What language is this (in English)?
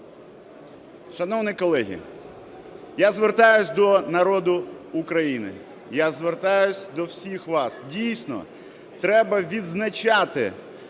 Ukrainian